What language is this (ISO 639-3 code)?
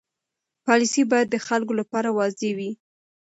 pus